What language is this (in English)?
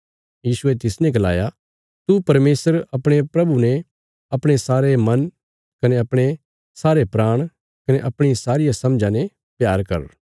Bilaspuri